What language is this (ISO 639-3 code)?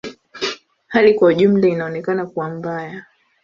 swa